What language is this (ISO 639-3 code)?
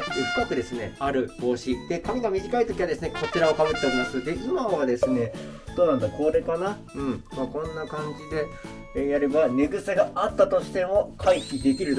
jpn